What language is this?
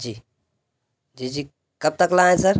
Urdu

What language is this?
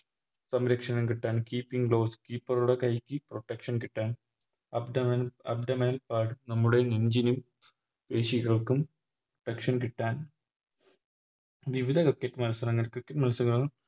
Malayalam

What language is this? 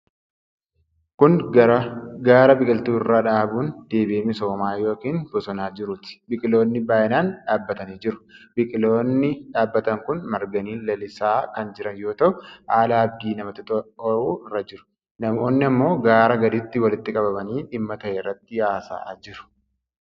Oromo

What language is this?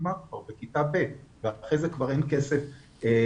Hebrew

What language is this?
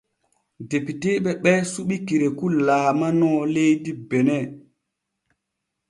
Borgu Fulfulde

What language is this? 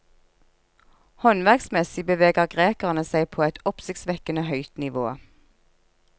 Norwegian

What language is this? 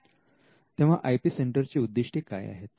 Marathi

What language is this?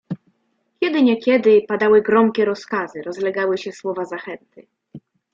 Polish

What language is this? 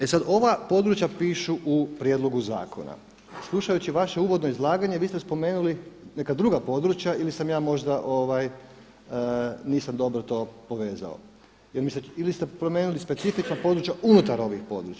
Croatian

